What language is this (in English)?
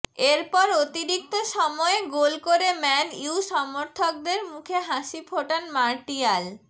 Bangla